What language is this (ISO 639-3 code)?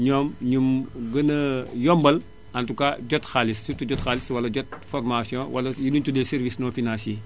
wol